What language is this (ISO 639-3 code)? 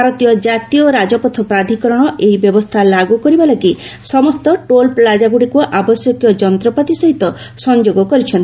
ori